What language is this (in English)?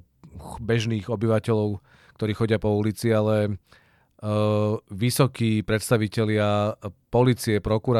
Czech